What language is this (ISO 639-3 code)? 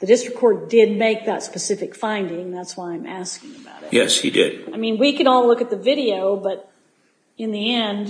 eng